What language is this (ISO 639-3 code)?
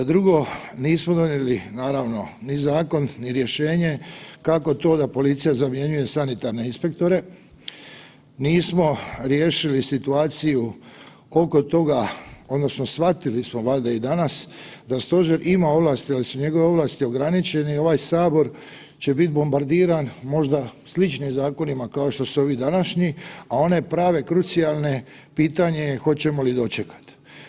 hrv